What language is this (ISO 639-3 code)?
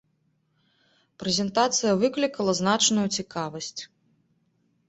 bel